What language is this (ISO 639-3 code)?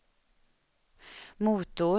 swe